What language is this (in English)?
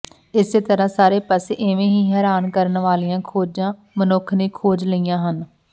Punjabi